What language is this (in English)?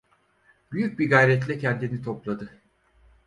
Turkish